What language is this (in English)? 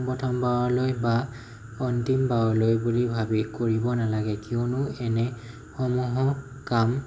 Assamese